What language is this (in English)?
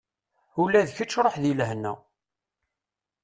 Kabyle